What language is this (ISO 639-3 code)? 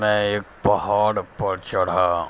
urd